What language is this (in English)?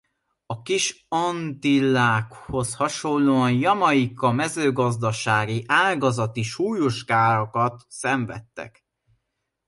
Hungarian